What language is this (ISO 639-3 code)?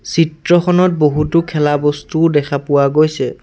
asm